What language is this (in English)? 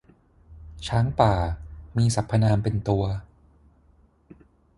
Thai